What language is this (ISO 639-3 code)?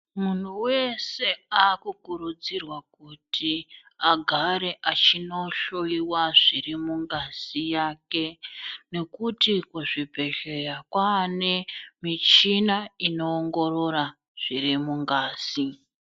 ndc